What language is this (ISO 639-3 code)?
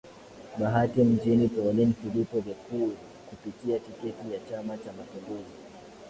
swa